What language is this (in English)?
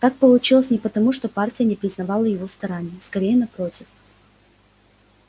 Russian